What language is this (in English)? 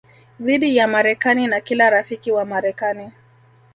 Swahili